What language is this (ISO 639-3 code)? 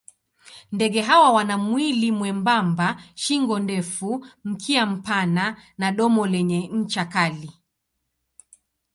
swa